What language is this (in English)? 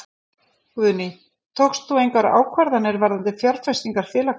Icelandic